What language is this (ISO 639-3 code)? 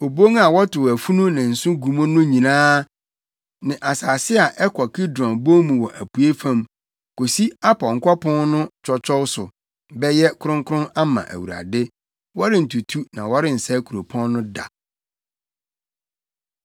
aka